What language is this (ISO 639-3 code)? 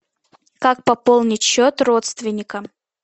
rus